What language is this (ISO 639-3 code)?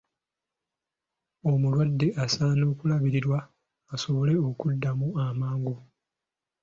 lug